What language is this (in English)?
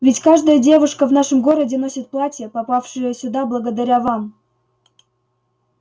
Russian